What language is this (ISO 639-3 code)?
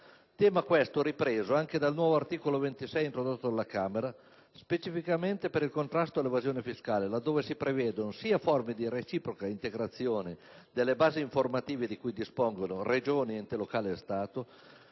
ita